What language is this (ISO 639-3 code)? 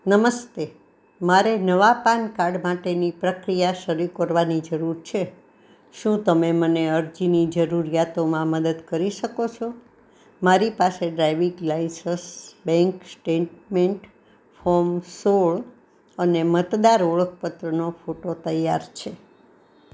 guj